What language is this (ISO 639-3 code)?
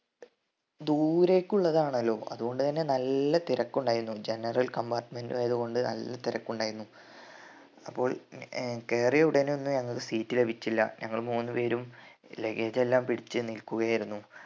mal